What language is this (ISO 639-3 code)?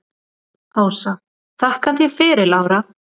isl